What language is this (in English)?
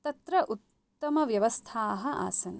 Sanskrit